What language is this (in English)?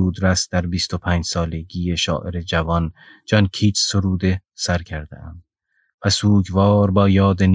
Persian